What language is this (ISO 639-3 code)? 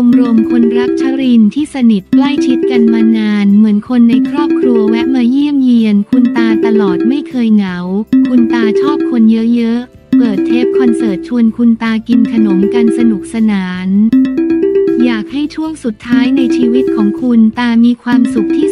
tha